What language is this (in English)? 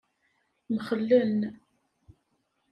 Kabyle